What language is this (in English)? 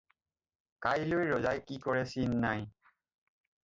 Assamese